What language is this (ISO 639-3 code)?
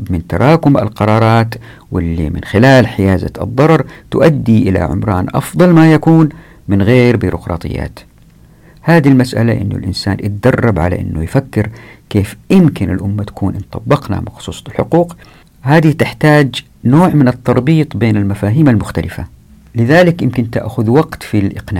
ara